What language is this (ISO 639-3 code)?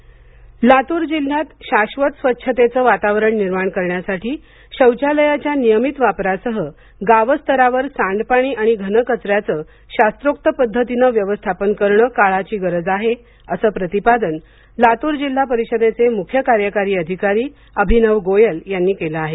mar